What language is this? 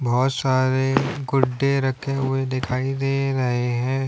Hindi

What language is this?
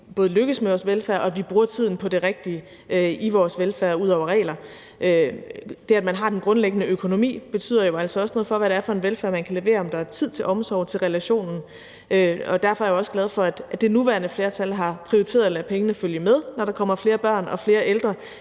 Danish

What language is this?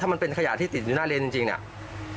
Thai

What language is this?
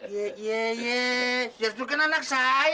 Indonesian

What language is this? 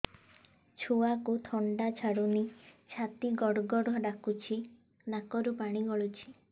Odia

